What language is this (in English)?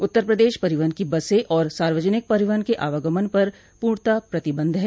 Hindi